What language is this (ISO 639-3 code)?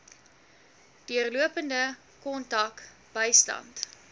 afr